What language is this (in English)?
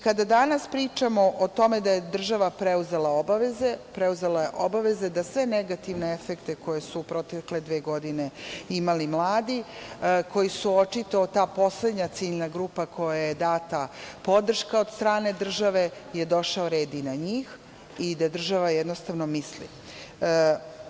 Serbian